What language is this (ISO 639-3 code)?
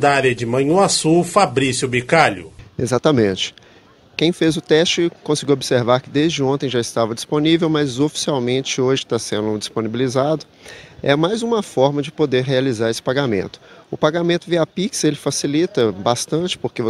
por